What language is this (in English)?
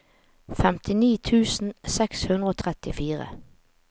Norwegian